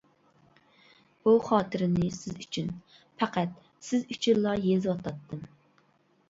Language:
Uyghur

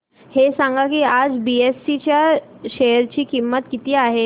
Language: Marathi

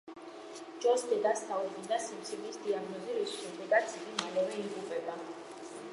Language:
Georgian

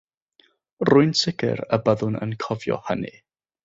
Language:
Welsh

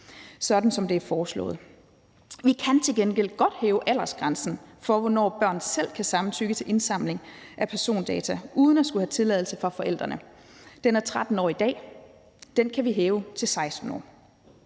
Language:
Danish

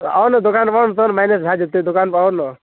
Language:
Maithili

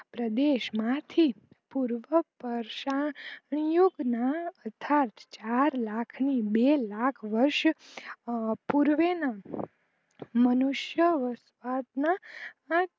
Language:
Gujarati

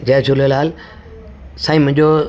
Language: Sindhi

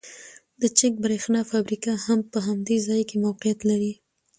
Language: Pashto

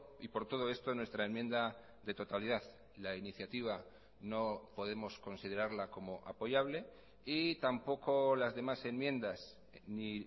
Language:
Spanish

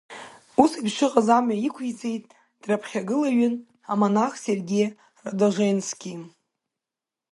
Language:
Abkhazian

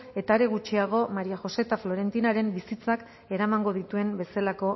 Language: Basque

